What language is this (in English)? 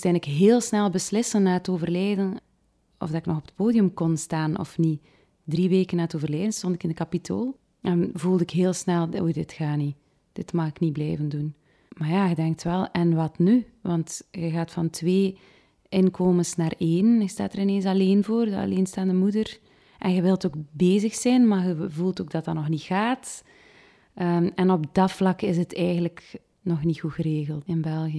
Dutch